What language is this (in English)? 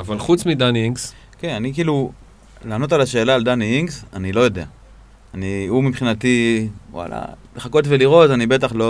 Hebrew